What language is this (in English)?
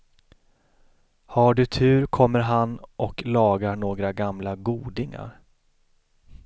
Swedish